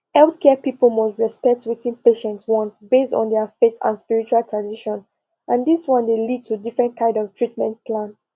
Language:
Nigerian Pidgin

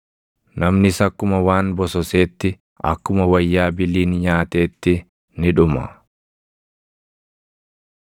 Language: Oromo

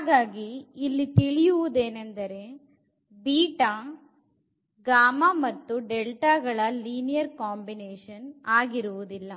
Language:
Kannada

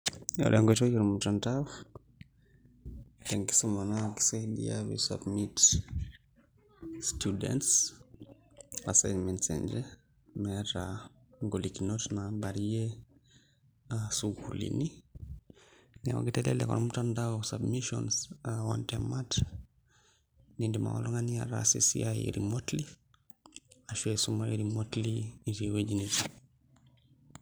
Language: Masai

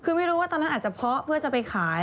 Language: Thai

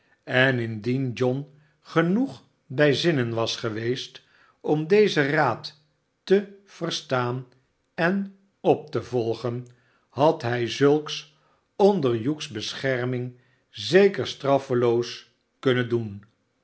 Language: Dutch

